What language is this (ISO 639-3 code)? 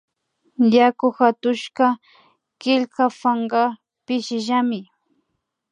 qvi